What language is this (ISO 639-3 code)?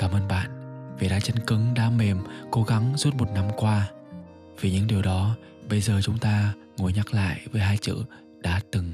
vie